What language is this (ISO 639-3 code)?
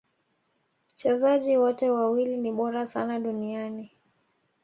swa